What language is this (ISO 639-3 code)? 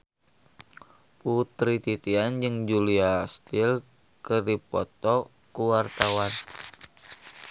sun